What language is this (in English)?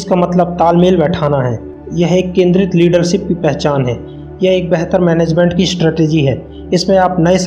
Hindi